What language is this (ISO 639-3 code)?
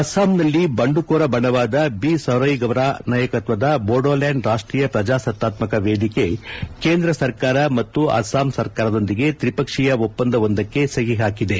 kan